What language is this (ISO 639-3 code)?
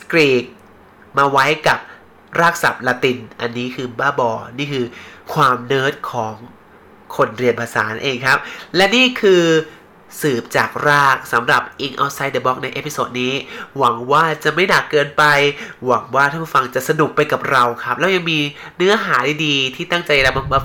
tha